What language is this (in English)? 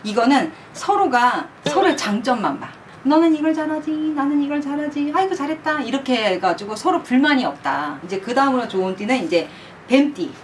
Korean